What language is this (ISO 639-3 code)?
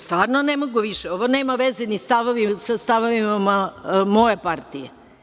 srp